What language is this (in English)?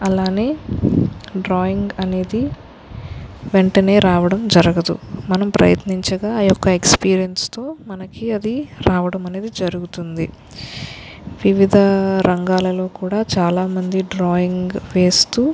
Telugu